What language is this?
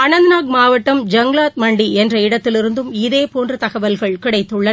Tamil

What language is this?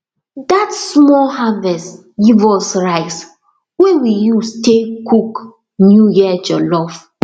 Nigerian Pidgin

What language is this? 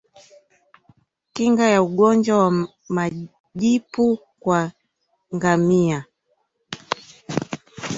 Swahili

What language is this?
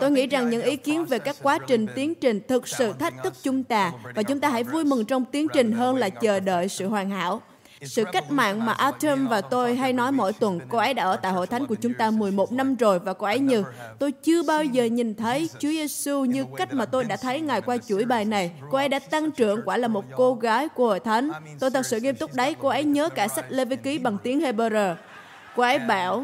Vietnamese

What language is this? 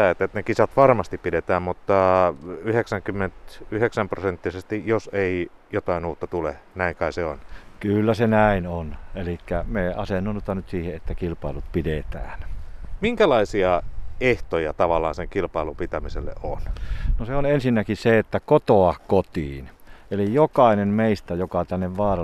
Finnish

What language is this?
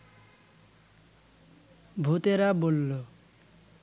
Bangla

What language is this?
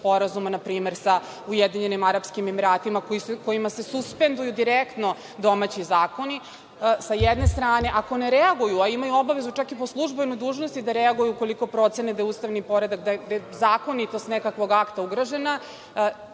Serbian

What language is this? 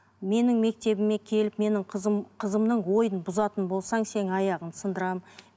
Kazakh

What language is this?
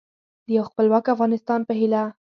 Pashto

